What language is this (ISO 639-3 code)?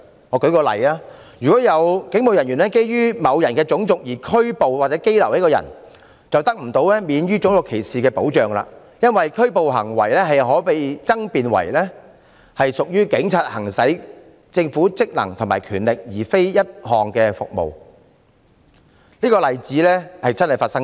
yue